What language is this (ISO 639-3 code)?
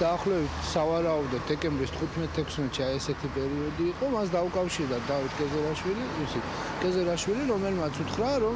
ron